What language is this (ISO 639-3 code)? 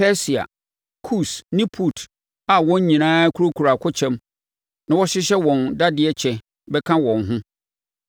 aka